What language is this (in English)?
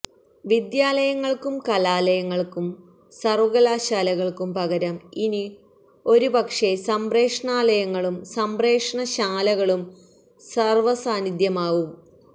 Malayalam